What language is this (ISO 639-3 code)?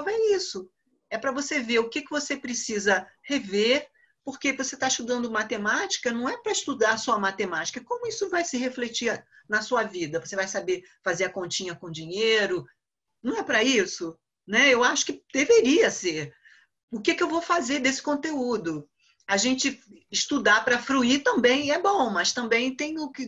por